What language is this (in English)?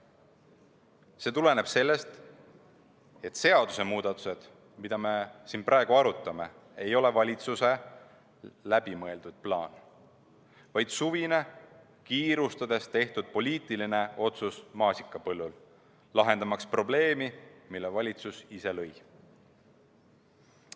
Estonian